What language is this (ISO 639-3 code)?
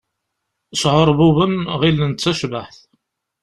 kab